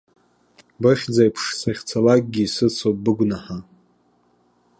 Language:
Abkhazian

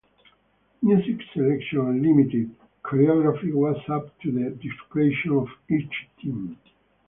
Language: English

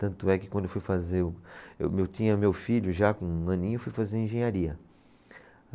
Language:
Portuguese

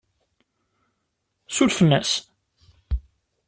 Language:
Kabyle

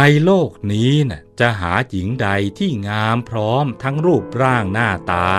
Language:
Thai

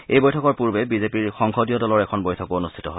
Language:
Assamese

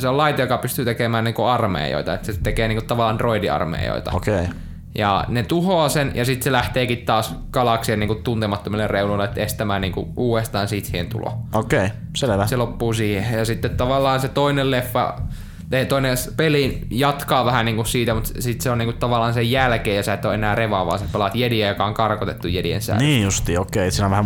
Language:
Finnish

